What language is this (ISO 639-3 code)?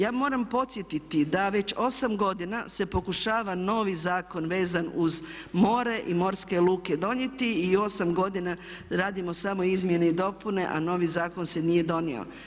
hrv